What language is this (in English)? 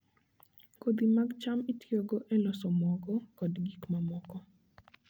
Luo (Kenya and Tanzania)